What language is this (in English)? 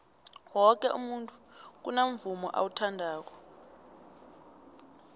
South Ndebele